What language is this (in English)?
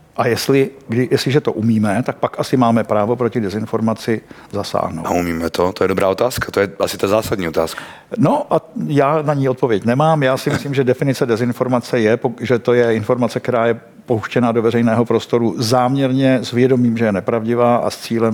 Czech